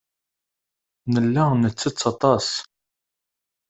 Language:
Kabyle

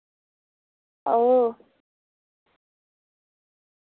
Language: Dogri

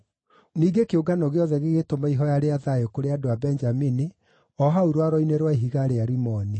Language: Kikuyu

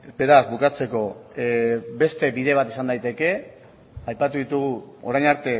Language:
Basque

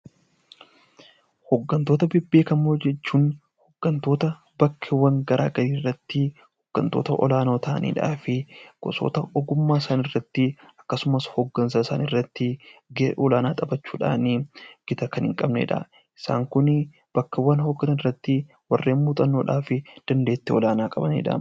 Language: Oromo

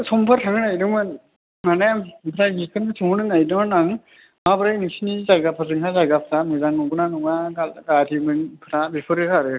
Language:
Bodo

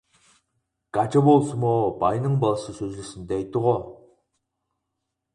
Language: Uyghur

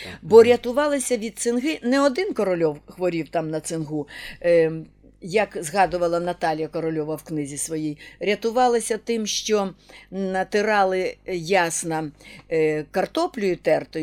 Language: Ukrainian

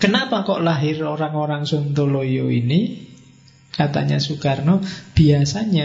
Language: Indonesian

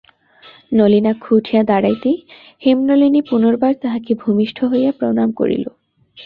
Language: Bangla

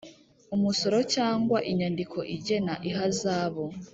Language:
Kinyarwanda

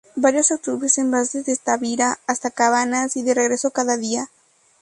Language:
Spanish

